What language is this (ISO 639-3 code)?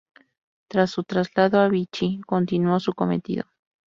spa